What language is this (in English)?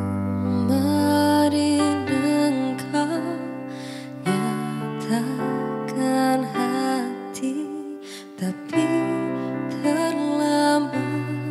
Indonesian